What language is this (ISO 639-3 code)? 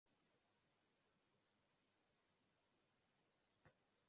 swa